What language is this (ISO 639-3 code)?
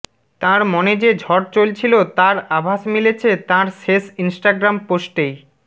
ben